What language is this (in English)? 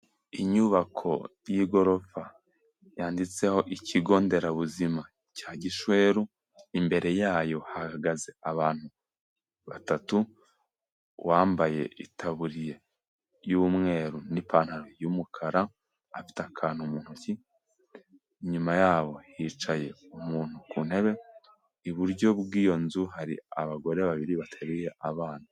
Kinyarwanda